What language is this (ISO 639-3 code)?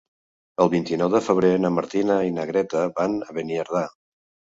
cat